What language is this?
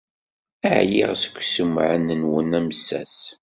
Kabyle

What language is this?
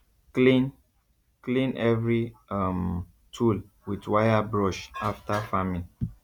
Nigerian Pidgin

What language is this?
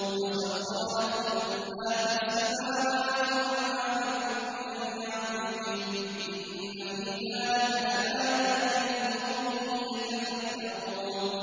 Arabic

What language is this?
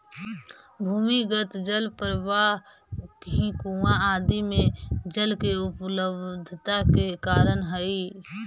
Magahi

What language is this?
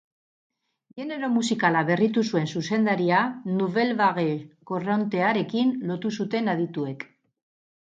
Basque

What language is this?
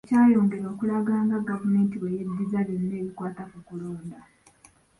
Ganda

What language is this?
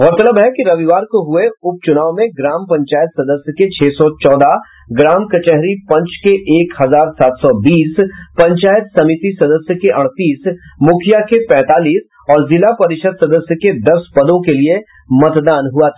Hindi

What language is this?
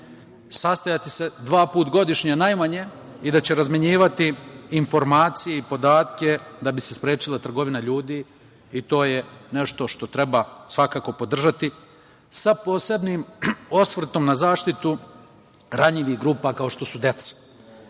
Serbian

